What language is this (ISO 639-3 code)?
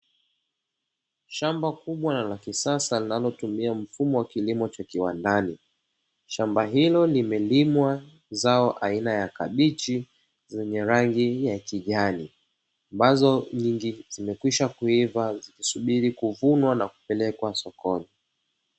swa